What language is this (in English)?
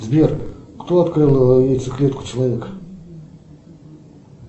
Russian